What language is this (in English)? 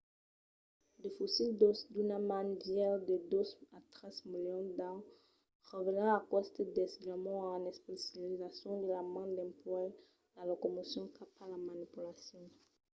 Occitan